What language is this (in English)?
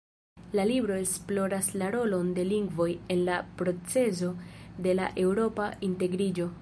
Esperanto